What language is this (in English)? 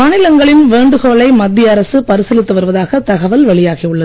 Tamil